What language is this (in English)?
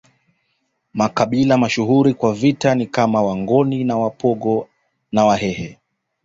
Swahili